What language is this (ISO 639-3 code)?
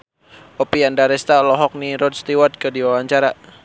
sun